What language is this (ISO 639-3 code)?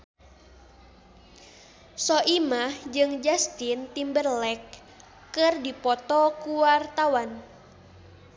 sun